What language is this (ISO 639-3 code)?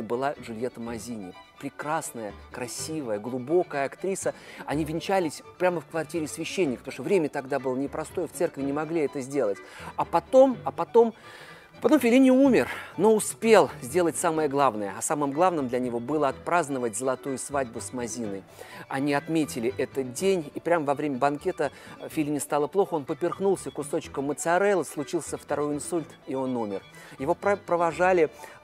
rus